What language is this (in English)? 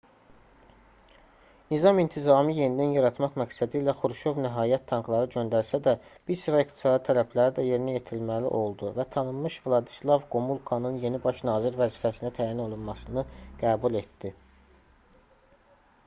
Azerbaijani